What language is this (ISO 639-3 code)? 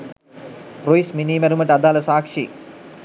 sin